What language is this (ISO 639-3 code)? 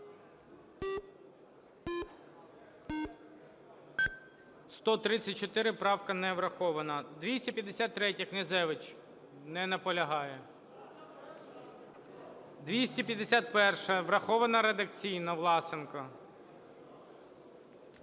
ukr